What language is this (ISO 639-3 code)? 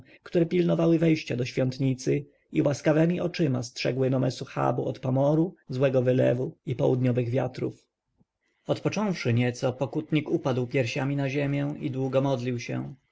pol